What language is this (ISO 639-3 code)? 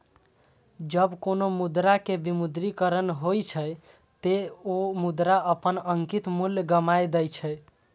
mai